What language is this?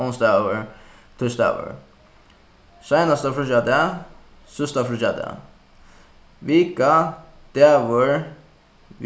Faroese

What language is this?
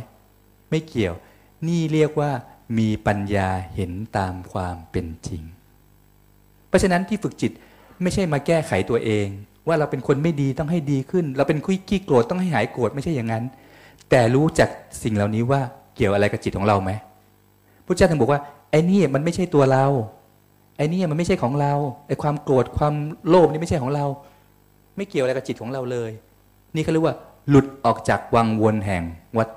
Thai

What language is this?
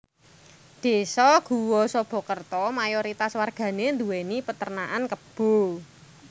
Javanese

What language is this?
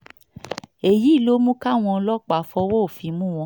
Yoruba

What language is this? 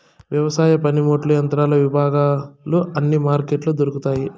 Telugu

